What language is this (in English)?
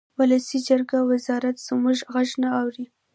Pashto